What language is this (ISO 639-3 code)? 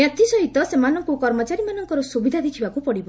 ori